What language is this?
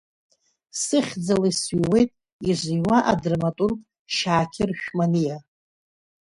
Abkhazian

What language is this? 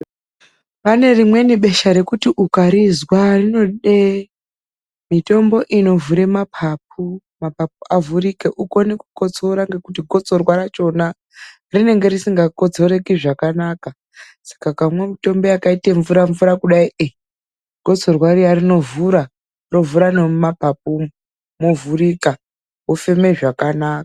Ndau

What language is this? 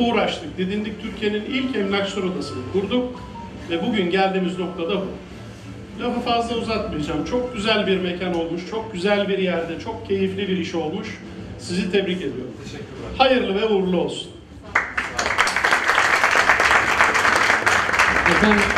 Turkish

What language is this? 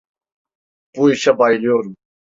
Turkish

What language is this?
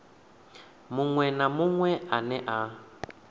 Venda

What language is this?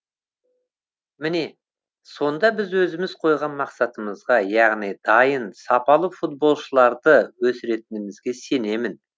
Kazakh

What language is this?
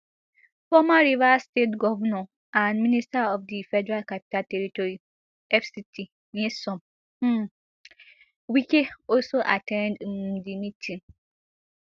Nigerian Pidgin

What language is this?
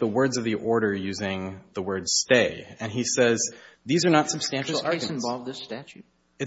English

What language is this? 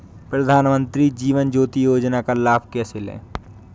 Hindi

